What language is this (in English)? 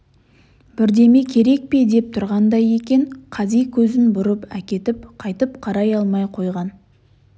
Kazakh